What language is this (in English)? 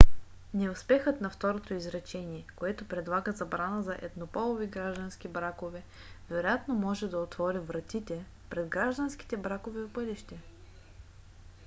Bulgarian